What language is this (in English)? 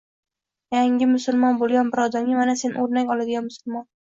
Uzbek